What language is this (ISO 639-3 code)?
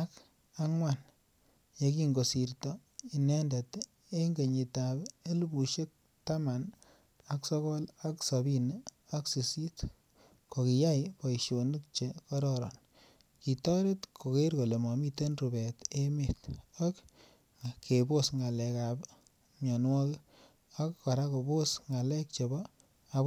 kln